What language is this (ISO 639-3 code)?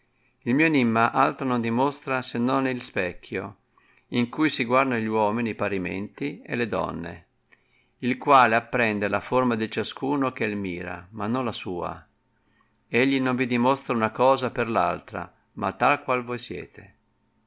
ita